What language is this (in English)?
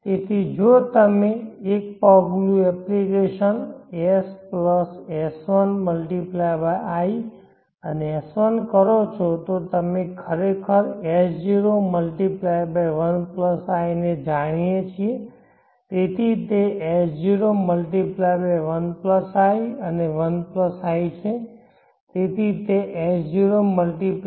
Gujarati